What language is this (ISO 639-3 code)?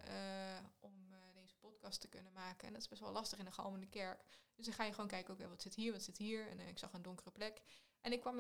nld